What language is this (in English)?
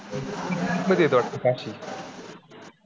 Marathi